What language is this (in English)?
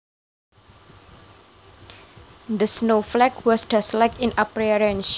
Javanese